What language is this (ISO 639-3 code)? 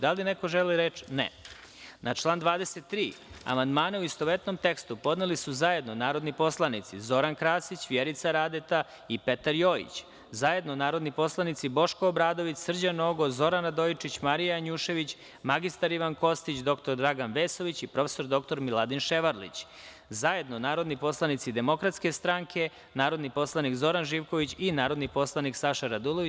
srp